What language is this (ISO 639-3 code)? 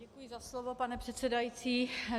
ces